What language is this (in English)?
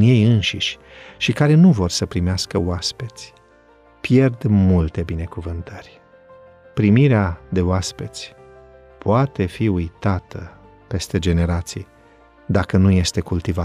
Romanian